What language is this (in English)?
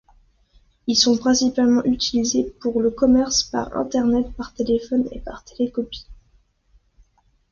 French